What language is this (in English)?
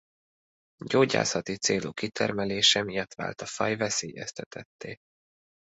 Hungarian